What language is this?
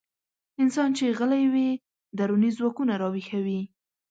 Pashto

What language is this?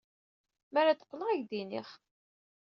Kabyle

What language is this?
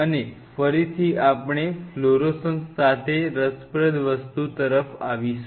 Gujarati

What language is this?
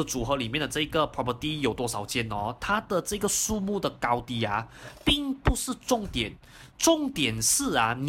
Chinese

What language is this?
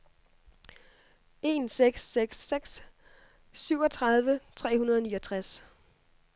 Danish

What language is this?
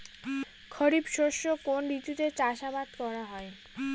Bangla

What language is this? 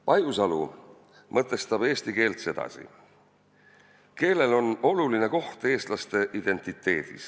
Estonian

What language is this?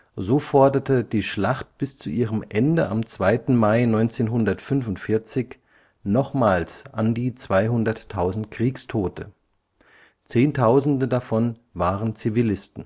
German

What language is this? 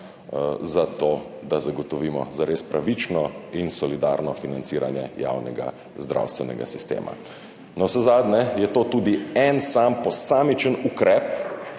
Slovenian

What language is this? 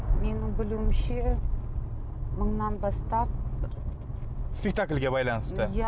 Kazakh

